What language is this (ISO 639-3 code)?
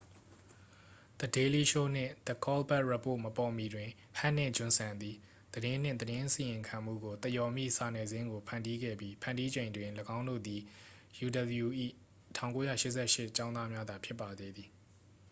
mya